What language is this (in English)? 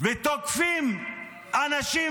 Hebrew